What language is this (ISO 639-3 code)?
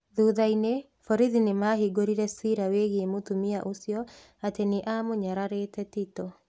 kik